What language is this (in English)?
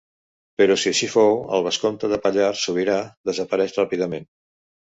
Catalan